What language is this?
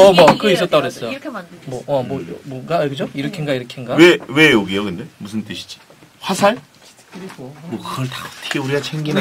Korean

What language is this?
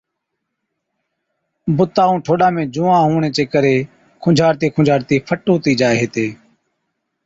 Od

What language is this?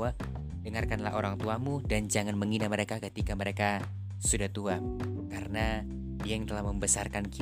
Indonesian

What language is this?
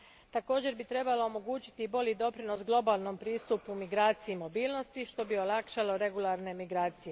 Croatian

